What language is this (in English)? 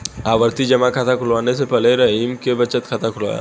Hindi